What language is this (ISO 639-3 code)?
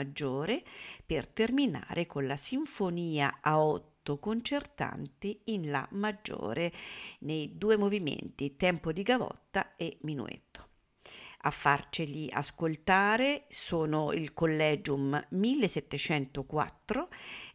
ita